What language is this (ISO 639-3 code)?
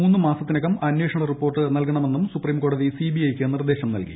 mal